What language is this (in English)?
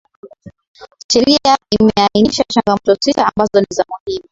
Swahili